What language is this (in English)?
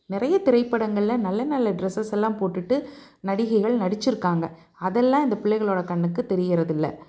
Tamil